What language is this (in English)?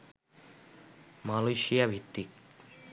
Bangla